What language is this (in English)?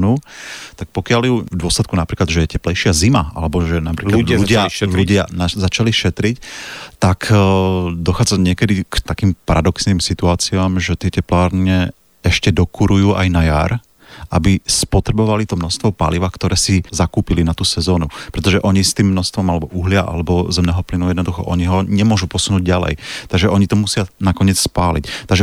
Slovak